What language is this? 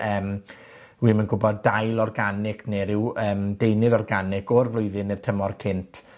Welsh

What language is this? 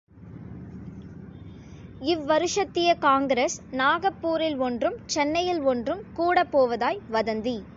Tamil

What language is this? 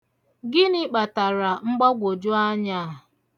Igbo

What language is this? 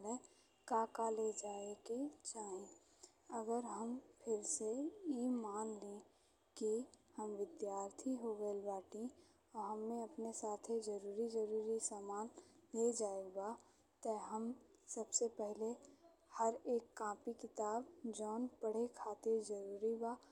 Bhojpuri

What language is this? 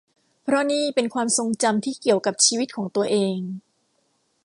Thai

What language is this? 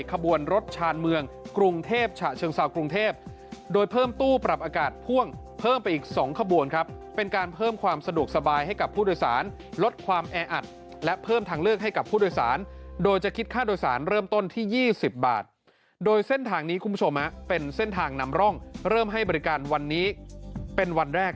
Thai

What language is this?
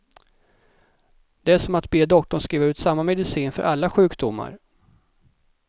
Swedish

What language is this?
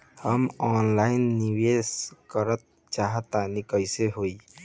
Bhojpuri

